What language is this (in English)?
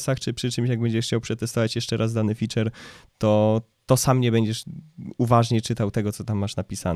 Polish